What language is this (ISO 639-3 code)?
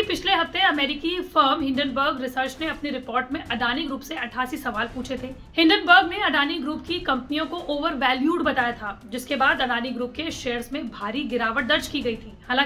hin